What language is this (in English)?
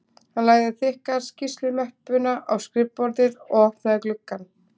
Icelandic